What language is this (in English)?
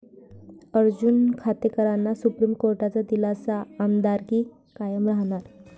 Marathi